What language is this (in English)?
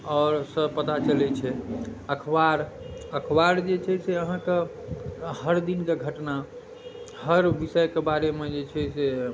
Maithili